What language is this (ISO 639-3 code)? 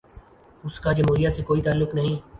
urd